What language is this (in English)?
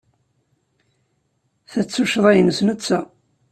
Kabyle